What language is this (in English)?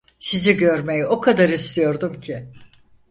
Turkish